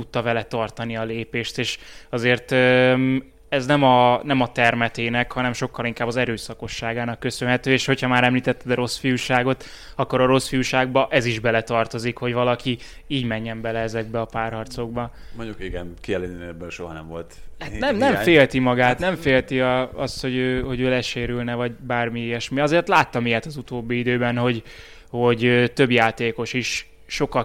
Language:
Hungarian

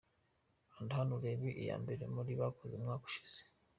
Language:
Kinyarwanda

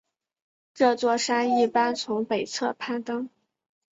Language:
Chinese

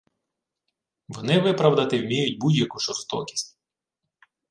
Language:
Ukrainian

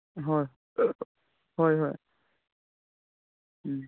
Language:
Manipuri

